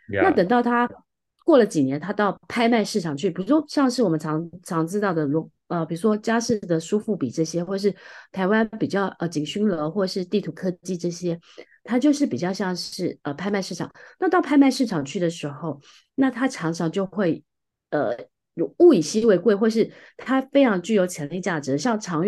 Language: Chinese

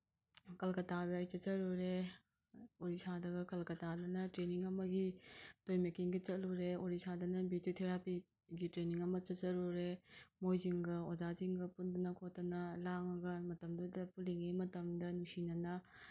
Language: Manipuri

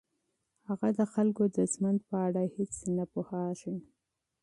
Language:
Pashto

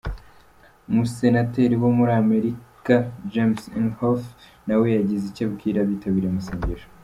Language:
Kinyarwanda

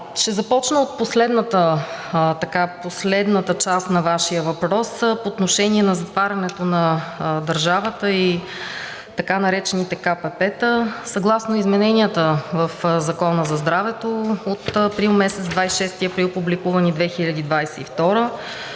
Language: Bulgarian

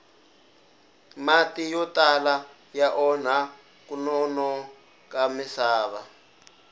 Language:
Tsonga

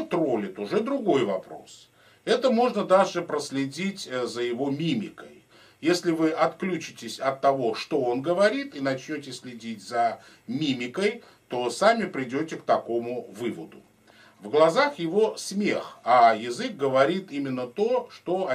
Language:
Russian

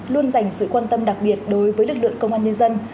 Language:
Vietnamese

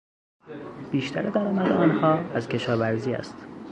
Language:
Persian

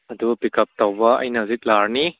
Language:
Manipuri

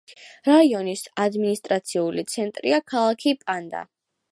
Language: Georgian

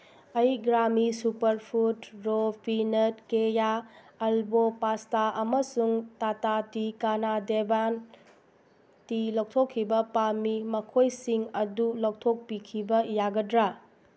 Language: Manipuri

